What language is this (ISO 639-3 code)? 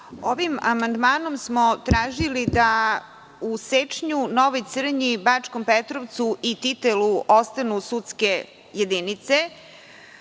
srp